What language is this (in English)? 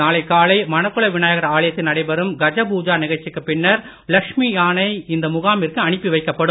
Tamil